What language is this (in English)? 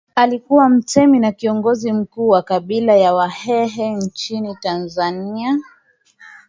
Swahili